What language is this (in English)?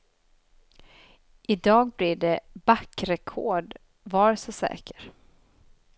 Swedish